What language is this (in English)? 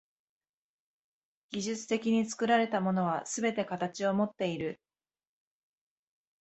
Japanese